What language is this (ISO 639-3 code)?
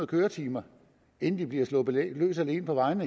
dan